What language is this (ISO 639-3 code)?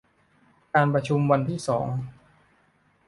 tha